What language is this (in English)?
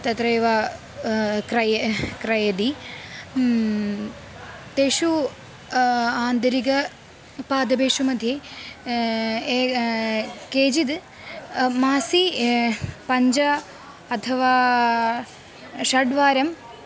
Sanskrit